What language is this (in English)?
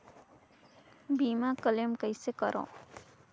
Chhattisgarhi